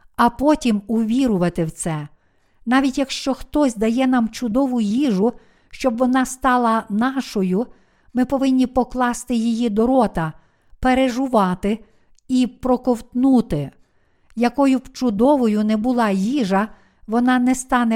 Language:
Ukrainian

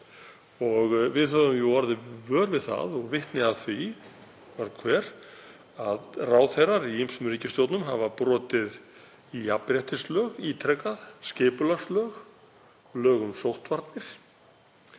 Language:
Icelandic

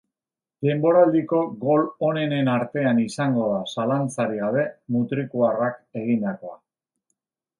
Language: Basque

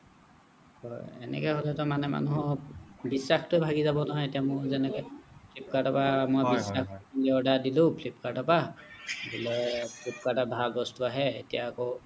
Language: Assamese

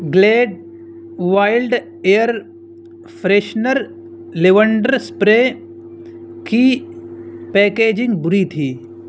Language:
Urdu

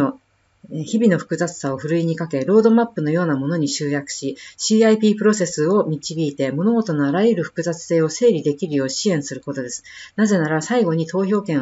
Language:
Japanese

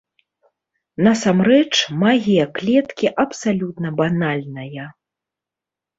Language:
Belarusian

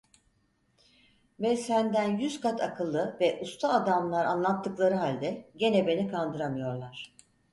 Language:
Turkish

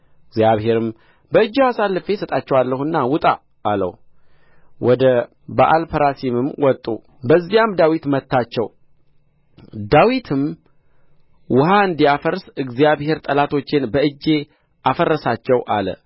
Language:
Amharic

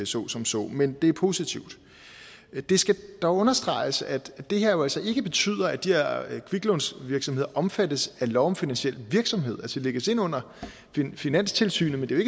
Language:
Danish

